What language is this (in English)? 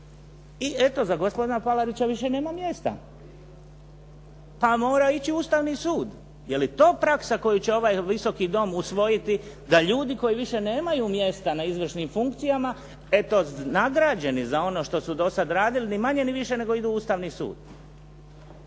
Croatian